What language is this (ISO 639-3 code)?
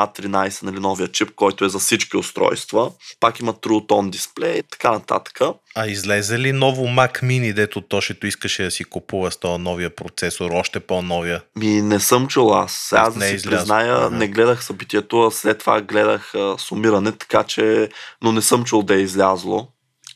bul